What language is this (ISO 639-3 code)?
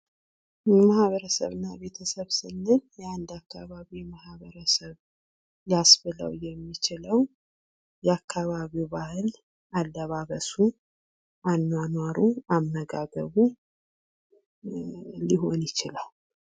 amh